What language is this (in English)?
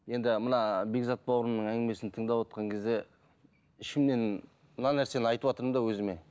Kazakh